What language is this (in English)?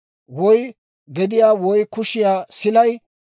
Dawro